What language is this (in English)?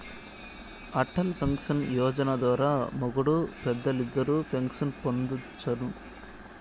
Telugu